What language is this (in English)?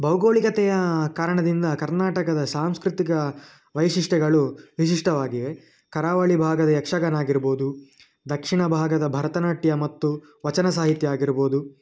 Kannada